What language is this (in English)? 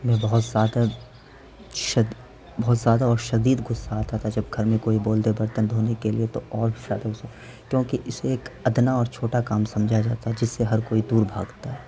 Urdu